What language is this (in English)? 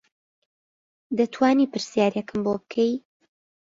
Central Kurdish